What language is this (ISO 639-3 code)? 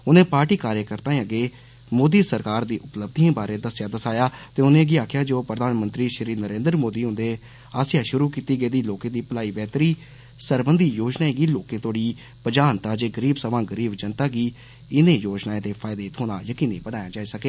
doi